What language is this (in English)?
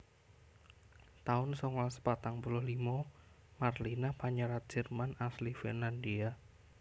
Javanese